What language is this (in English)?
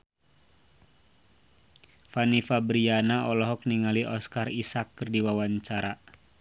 Sundanese